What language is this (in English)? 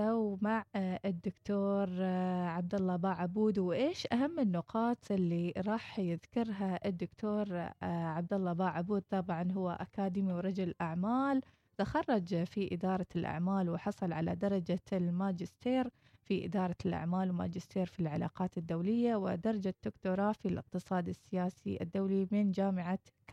Arabic